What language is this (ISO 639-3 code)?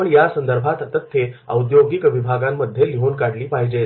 mar